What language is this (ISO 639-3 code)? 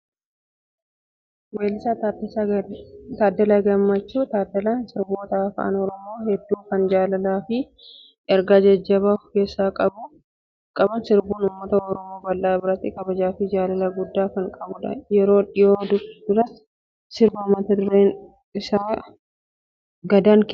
orm